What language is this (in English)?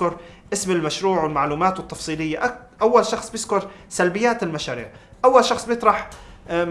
Arabic